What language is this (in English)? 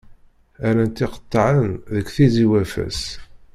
Kabyle